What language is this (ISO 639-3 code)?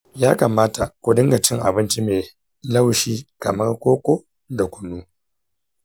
hau